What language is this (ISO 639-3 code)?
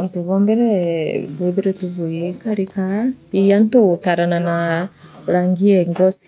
mer